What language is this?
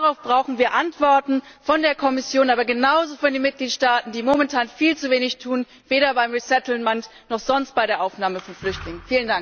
German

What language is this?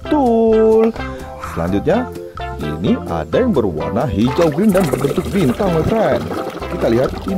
Indonesian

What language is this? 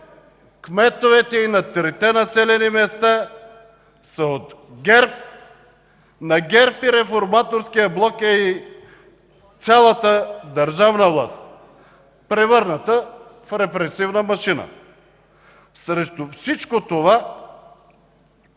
Bulgarian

